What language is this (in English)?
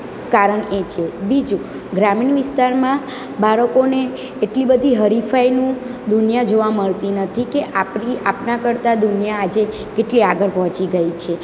Gujarati